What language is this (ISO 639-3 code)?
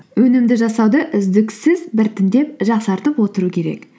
kaz